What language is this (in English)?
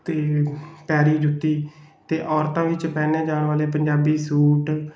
Punjabi